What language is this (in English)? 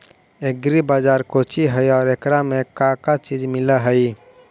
Magahi